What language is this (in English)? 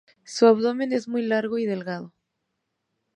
Spanish